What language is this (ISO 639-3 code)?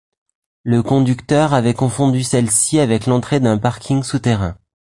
fra